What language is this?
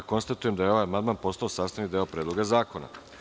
Serbian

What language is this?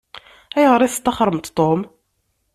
Kabyle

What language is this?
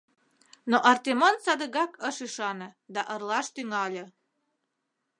Mari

